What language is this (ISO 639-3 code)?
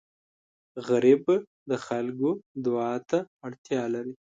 pus